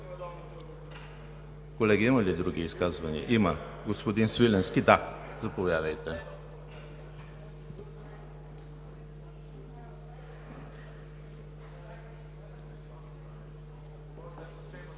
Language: Bulgarian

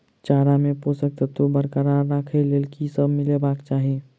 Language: Maithili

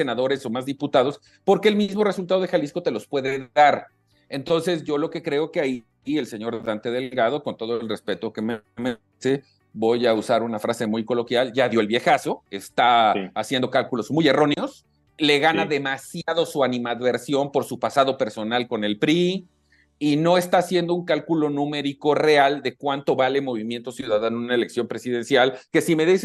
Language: Spanish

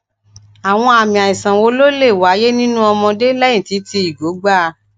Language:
Yoruba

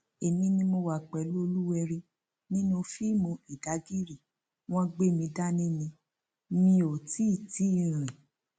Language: Yoruba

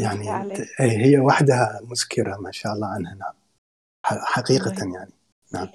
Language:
Arabic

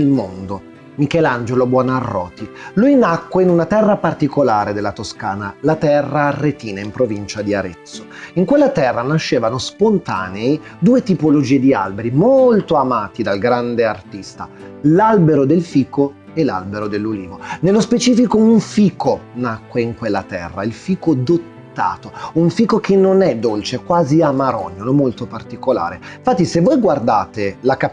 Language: Italian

